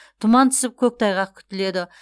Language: Kazakh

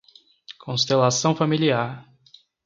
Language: Portuguese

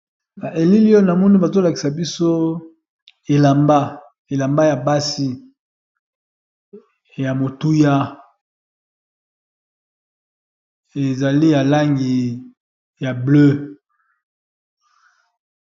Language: Lingala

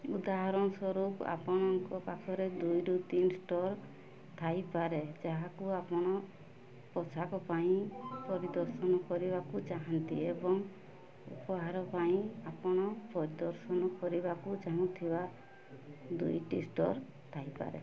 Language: Odia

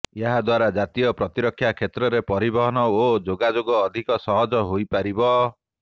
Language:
Odia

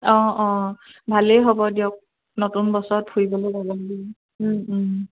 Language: Assamese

